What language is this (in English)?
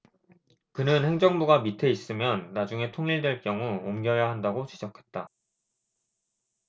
Korean